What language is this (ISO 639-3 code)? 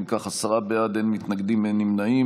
heb